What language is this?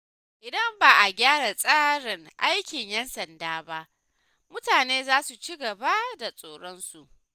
Hausa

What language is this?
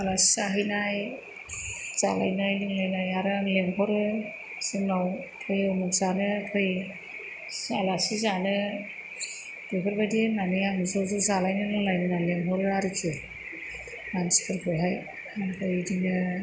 Bodo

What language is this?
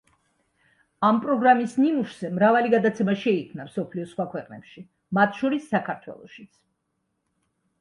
Georgian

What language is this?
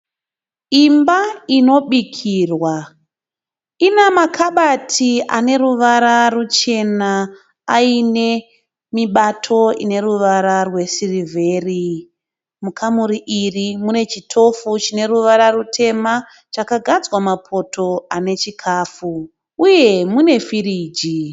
Shona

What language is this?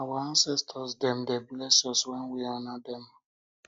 Nigerian Pidgin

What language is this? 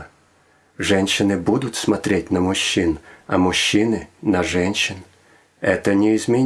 Russian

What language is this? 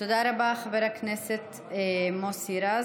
Hebrew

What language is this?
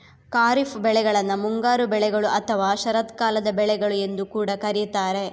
Kannada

